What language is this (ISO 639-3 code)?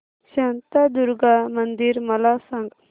mar